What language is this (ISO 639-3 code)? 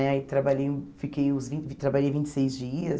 por